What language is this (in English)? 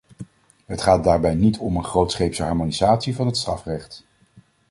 Dutch